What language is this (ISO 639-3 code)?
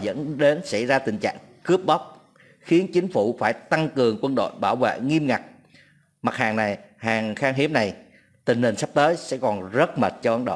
vie